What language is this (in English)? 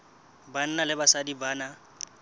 Southern Sotho